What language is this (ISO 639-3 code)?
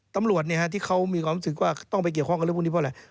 tha